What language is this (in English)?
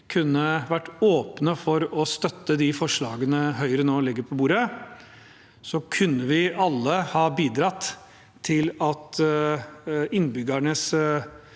Norwegian